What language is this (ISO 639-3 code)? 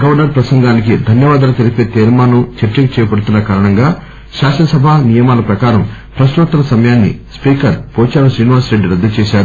tel